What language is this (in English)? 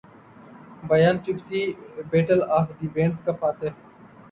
Urdu